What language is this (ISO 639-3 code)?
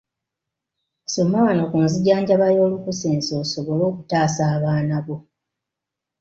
lug